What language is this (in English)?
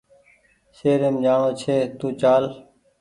Goaria